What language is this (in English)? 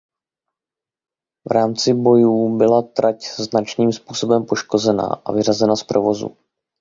Czech